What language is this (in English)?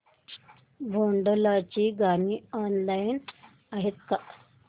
Marathi